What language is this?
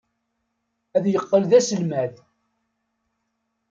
Kabyle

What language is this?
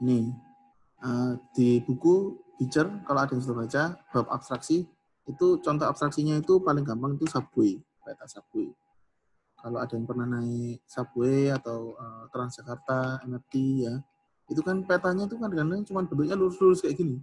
Indonesian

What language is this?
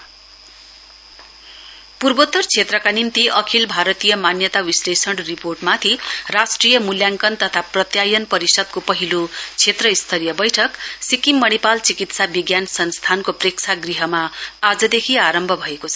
Nepali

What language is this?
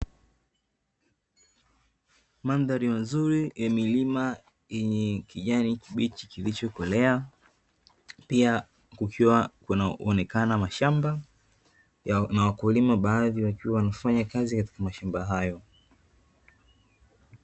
Swahili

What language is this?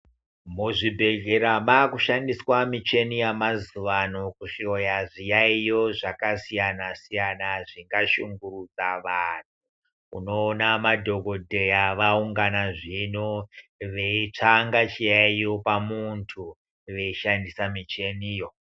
Ndau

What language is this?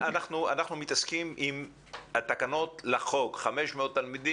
Hebrew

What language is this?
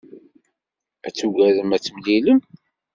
Kabyle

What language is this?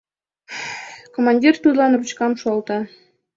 Mari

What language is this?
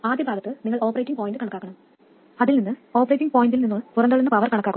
Malayalam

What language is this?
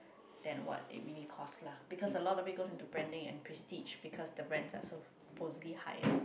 English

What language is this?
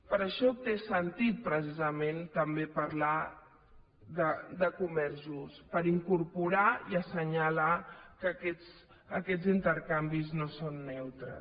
Catalan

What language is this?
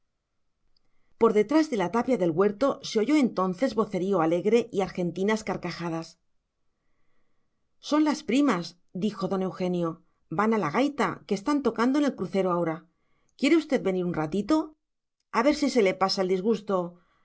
Spanish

